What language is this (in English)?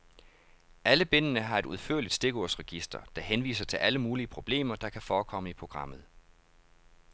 Danish